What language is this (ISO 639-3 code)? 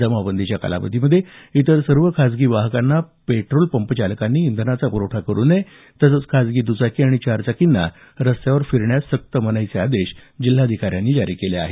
mar